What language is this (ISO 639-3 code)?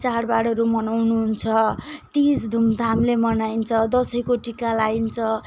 nep